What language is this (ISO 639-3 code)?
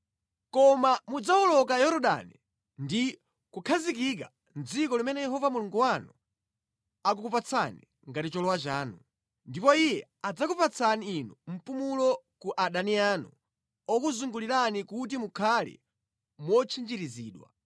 nya